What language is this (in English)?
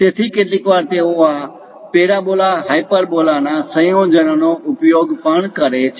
Gujarati